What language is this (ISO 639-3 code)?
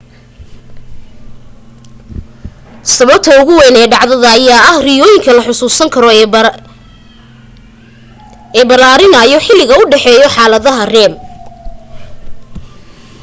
som